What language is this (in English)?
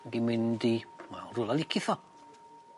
Welsh